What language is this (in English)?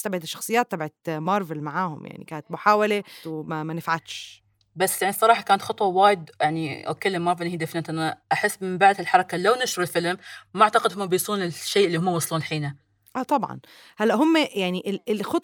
Arabic